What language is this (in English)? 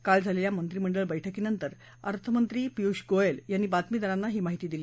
Marathi